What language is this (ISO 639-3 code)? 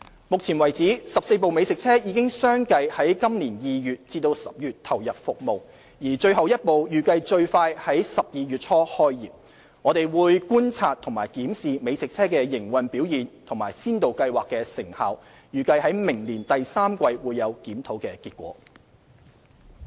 yue